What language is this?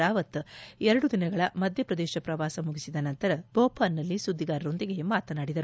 Kannada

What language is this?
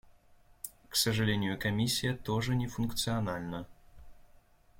Russian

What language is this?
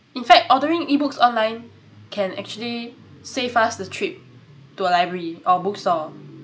English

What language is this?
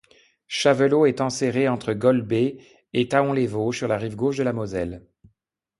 French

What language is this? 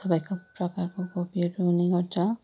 Nepali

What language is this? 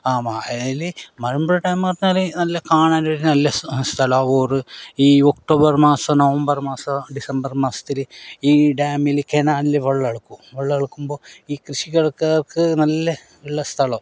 Malayalam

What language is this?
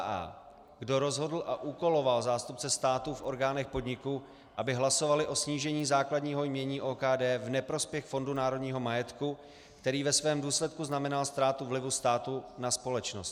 Czech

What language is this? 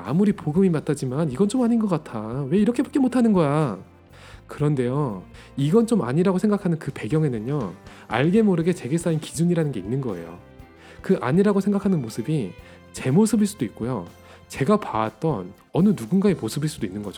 Korean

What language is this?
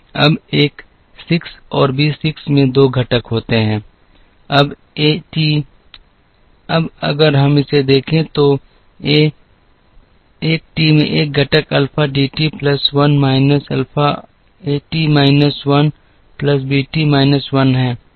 Hindi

